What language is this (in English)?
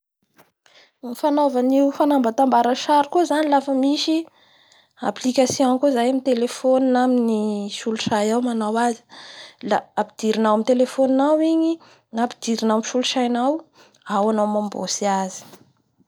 Bara Malagasy